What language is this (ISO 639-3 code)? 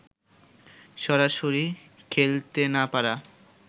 ben